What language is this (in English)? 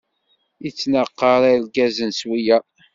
Kabyle